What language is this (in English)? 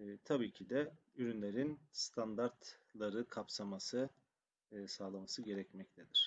Turkish